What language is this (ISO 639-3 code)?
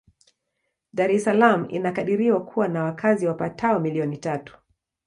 swa